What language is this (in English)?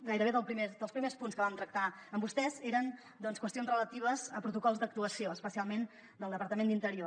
Catalan